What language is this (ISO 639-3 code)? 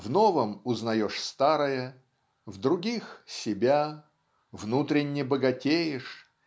rus